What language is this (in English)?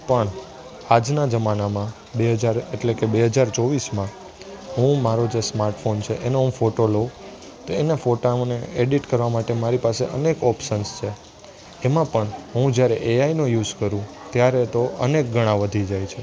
Gujarati